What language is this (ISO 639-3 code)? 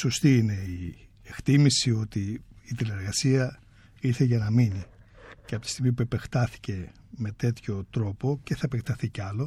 ell